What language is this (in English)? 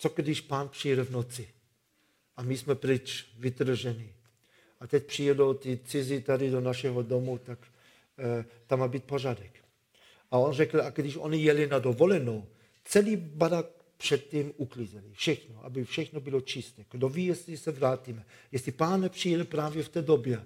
Czech